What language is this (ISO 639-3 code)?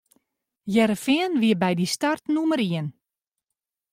fry